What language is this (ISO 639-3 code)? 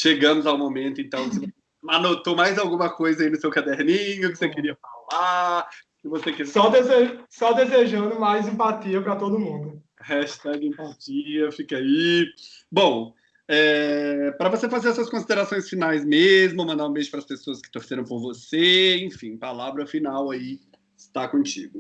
por